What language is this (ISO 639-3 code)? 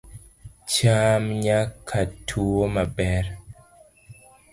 luo